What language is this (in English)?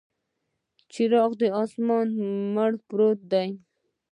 Pashto